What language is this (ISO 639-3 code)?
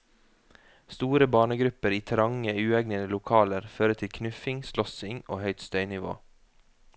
nor